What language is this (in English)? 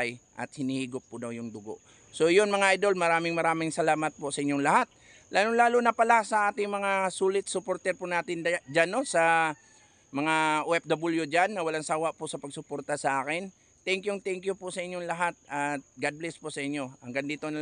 Filipino